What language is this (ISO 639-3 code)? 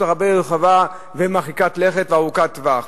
heb